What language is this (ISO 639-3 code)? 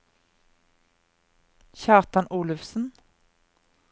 nor